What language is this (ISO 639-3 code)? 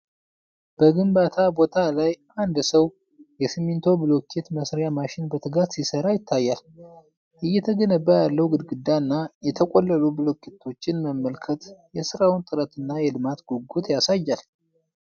amh